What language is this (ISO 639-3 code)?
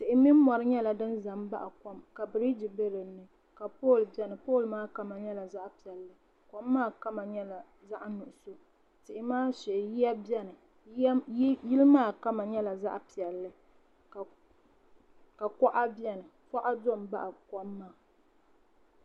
dag